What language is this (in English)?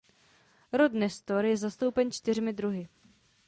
Czech